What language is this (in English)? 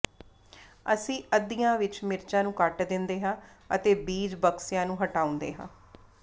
Punjabi